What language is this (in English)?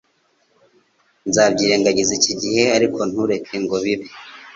Kinyarwanda